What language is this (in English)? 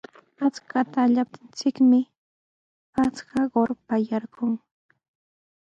Sihuas Ancash Quechua